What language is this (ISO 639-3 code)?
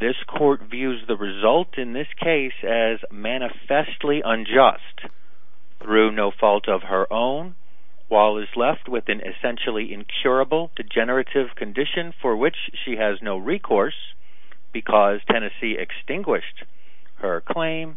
eng